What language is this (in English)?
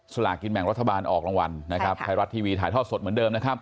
Thai